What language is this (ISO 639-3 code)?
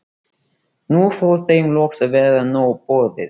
isl